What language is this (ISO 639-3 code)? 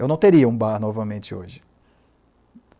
por